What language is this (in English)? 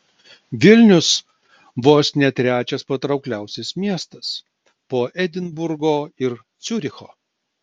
Lithuanian